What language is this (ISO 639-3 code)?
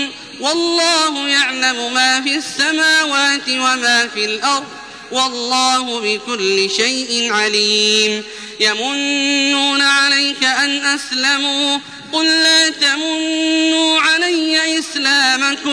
ara